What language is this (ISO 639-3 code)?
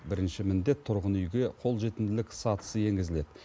kaz